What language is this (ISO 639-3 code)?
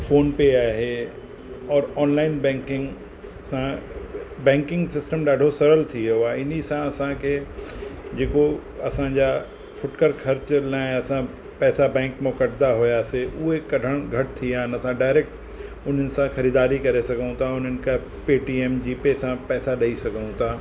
snd